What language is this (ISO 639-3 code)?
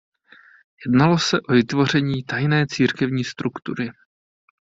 ces